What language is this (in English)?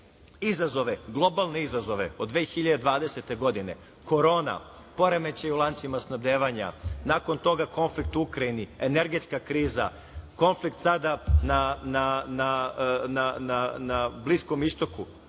Serbian